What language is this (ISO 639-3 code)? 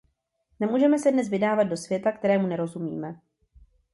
ces